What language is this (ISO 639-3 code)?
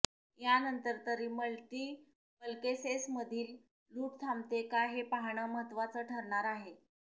mar